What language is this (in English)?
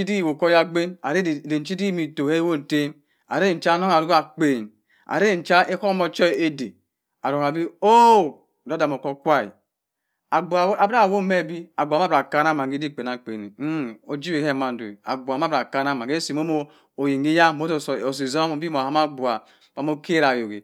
Cross River Mbembe